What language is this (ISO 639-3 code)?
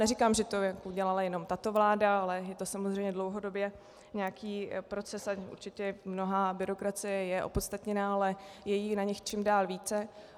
ces